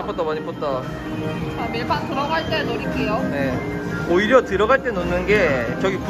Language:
Korean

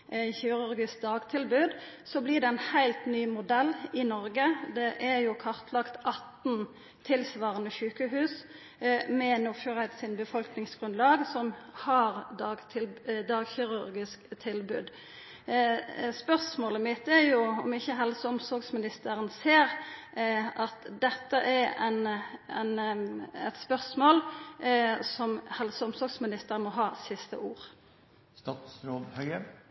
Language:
Norwegian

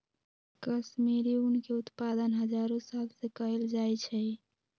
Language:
Magahi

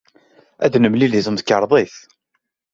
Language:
Kabyle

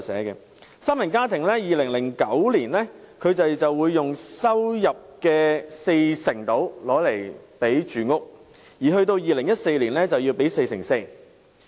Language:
Cantonese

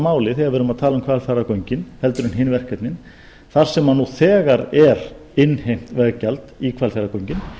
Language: Icelandic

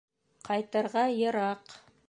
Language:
Bashkir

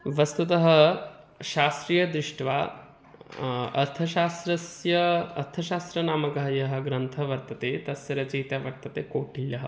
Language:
Sanskrit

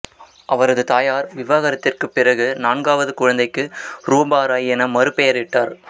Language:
Tamil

